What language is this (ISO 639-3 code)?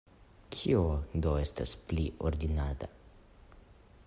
epo